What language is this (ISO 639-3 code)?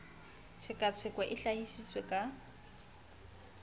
sot